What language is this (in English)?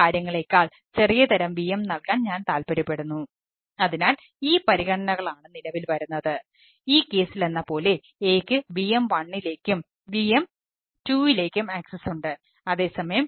Malayalam